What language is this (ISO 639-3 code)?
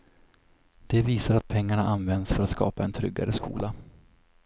swe